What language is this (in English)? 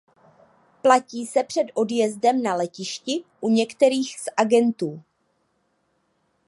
Czech